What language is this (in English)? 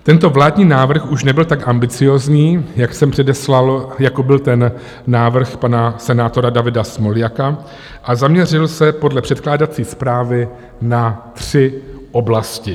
Czech